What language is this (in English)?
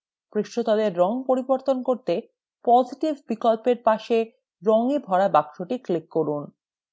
Bangla